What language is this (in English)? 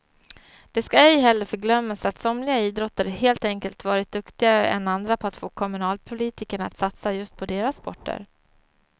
Swedish